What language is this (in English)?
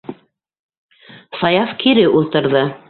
Bashkir